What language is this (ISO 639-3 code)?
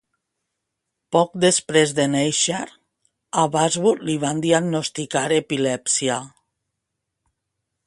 cat